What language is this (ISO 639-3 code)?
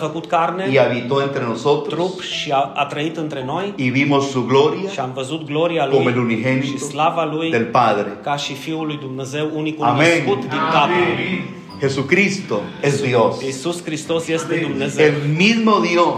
ron